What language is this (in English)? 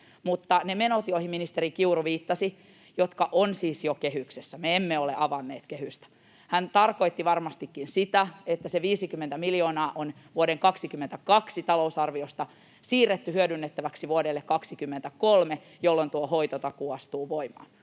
Finnish